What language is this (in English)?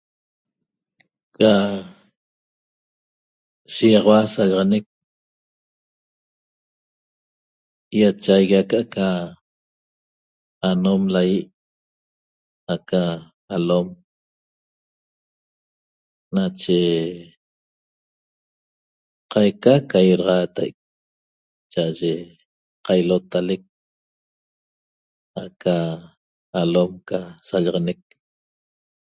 Toba